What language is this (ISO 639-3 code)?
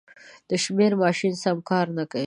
pus